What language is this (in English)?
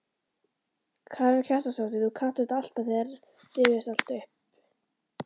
Icelandic